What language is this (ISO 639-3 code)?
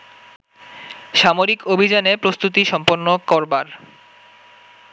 ben